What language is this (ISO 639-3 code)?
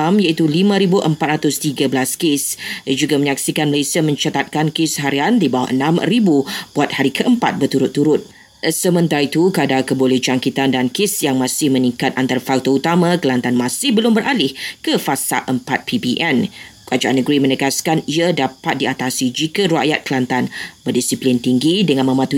msa